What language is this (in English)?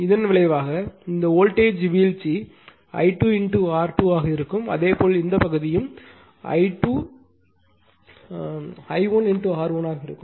Tamil